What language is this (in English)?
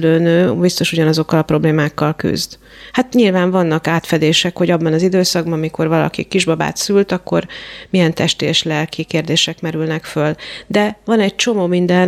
Hungarian